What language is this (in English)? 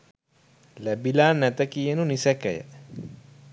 Sinhala